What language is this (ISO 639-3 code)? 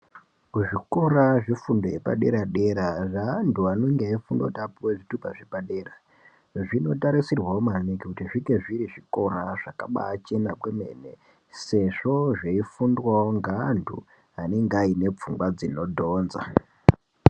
ndc